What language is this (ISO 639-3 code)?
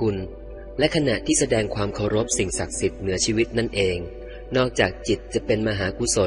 tha